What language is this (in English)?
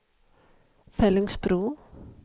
Swedish